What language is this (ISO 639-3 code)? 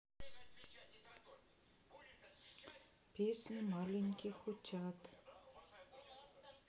rus